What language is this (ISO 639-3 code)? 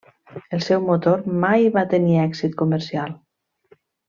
cat